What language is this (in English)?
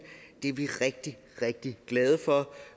Danish